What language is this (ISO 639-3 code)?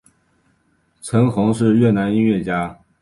zho